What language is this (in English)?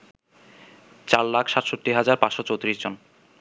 Bangla